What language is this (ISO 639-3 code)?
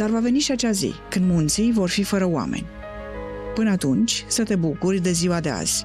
ron